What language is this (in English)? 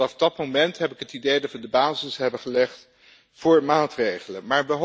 Dutch